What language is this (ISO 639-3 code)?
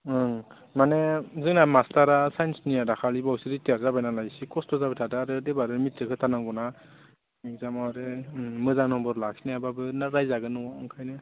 brx